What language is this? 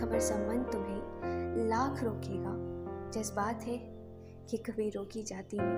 Hindi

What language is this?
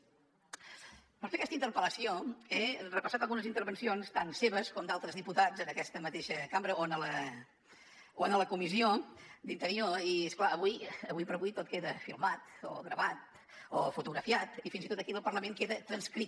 Catalan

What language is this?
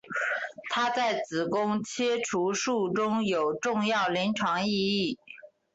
Chinese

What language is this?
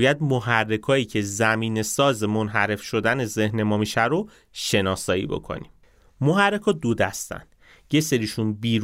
Persian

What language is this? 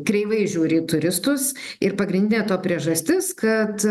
Lithuanian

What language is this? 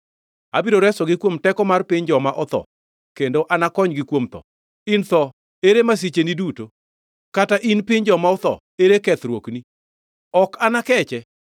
Luo (Kenya and Tanzania)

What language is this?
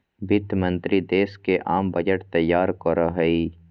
Magahi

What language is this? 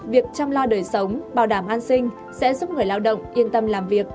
Vietnamese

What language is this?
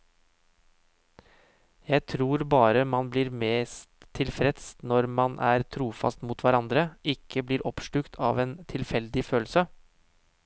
Norwegian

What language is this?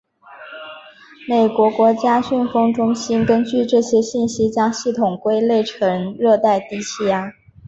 Chinese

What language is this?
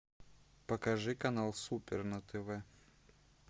Russian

